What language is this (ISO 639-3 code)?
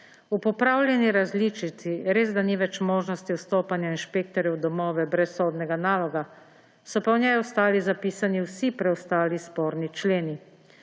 slv